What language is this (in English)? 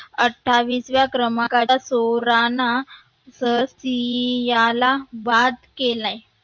Marathi